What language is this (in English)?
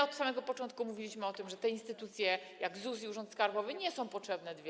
Polish